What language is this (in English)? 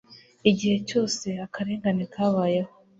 Kinyarwanda